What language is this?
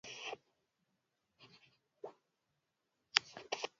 Swahili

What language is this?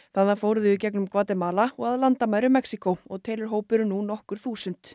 Icelandic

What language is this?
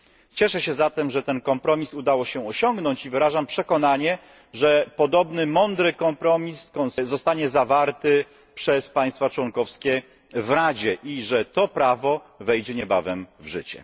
Polish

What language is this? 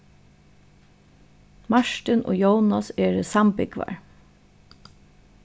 Faroese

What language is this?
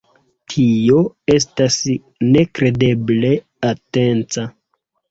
Esperanto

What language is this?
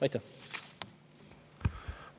Estonian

